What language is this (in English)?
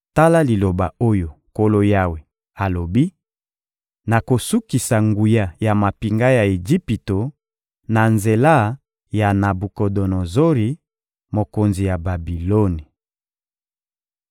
Lingala